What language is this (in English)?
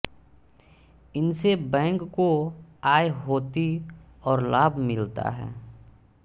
Hindi